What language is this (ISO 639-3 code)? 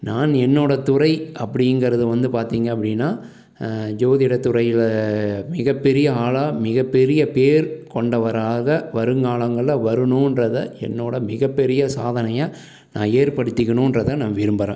tam